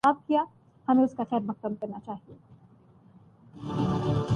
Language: Urdu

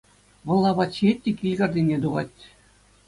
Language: Chuvash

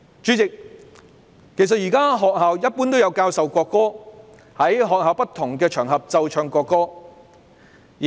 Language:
Cantonese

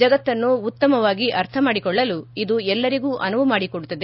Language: Kannada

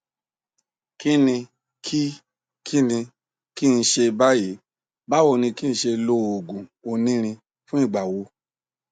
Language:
Yoruba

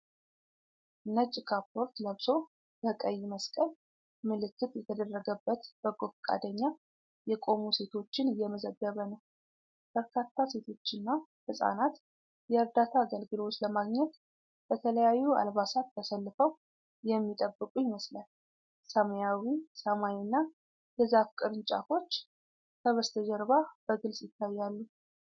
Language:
Amharic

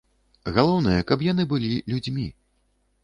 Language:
Belarusian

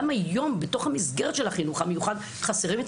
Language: Hebrew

